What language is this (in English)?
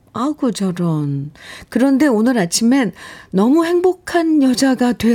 Korean